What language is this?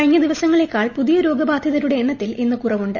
Malayalam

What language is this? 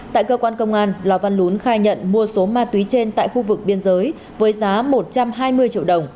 Vietnamese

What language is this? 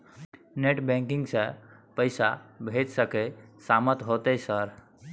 Maithili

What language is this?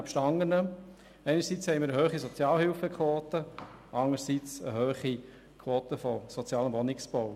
Swiss German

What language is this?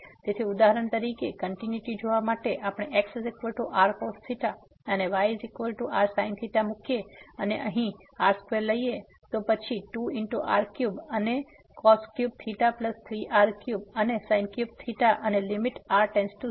Gujarati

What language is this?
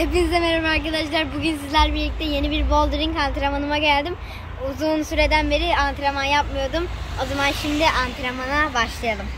Turkish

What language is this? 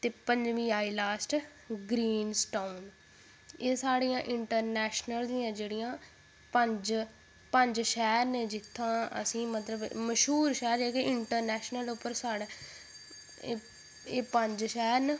Dogri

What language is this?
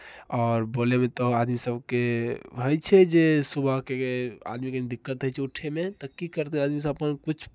Maithili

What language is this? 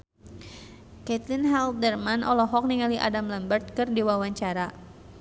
Sundanese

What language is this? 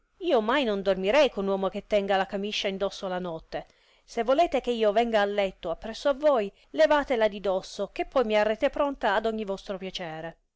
Italian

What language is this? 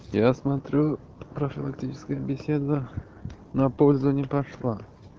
Russian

